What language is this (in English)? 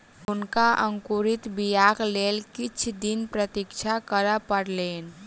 Maithili